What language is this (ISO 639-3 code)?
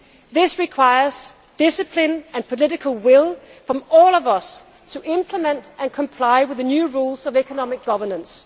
eng